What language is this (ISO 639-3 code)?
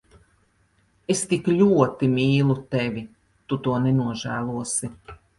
lav